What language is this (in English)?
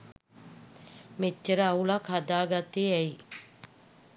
Sinhala